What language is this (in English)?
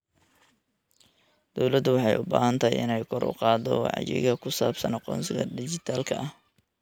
Somali